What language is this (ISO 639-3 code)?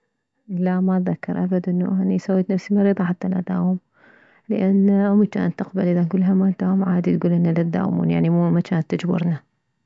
acm